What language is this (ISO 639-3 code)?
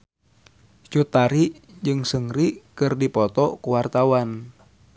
sun